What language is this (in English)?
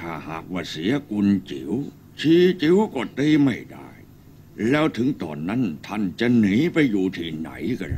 Thai